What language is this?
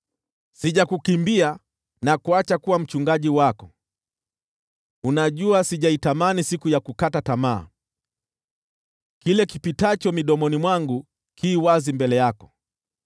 Swahili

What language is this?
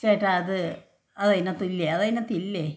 Malayalam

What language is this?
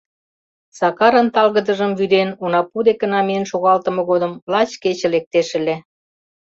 Mari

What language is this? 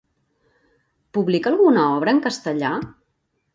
Catalan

